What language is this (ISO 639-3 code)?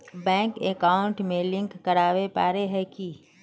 mag